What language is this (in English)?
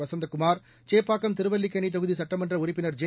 Tamil